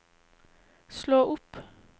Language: Norwegian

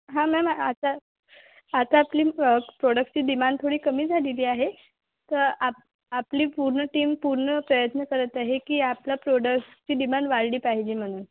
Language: Marathi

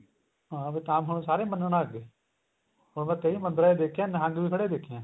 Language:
Punjabi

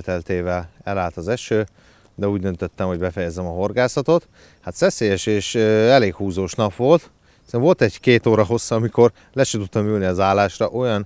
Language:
Hungarian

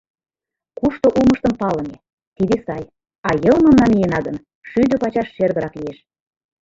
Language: Mari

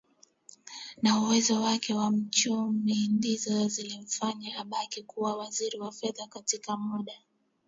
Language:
Swahili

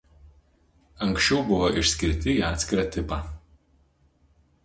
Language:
Lithuanian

